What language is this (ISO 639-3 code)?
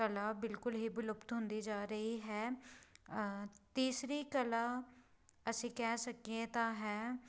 pan